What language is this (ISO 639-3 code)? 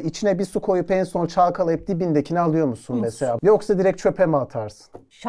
tur